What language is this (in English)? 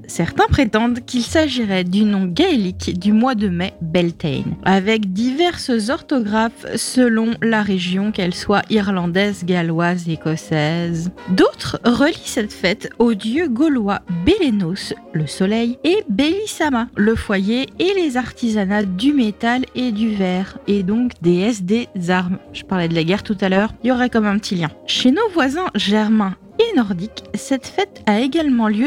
French